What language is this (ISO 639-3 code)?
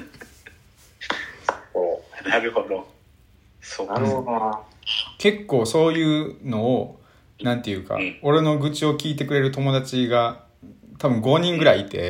jpn